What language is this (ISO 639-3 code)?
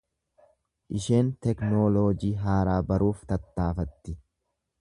orm